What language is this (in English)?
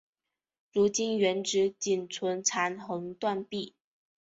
Chinese